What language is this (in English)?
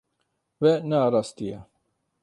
Kurdish